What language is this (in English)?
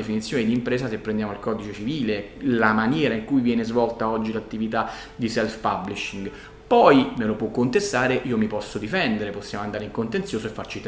Italian